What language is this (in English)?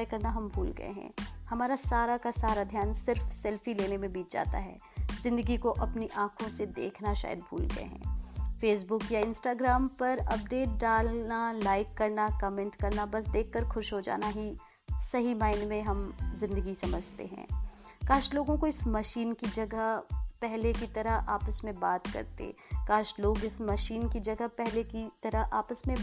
Hindi